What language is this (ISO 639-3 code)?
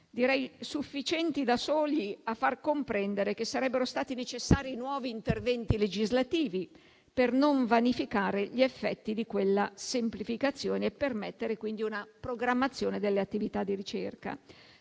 ita